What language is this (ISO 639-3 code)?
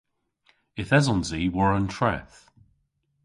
cor